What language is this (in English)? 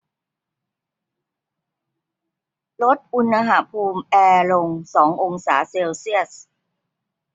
Thai